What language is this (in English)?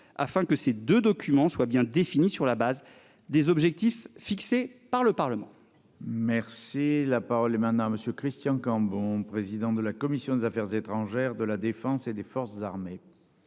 French